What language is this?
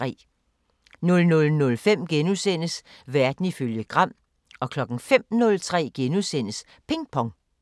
Danish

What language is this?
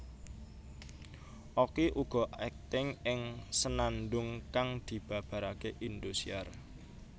Javanese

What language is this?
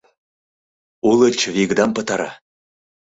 Mari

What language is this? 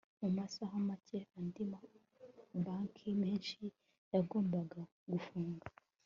Kinyarwanda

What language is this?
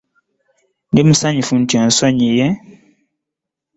Ganda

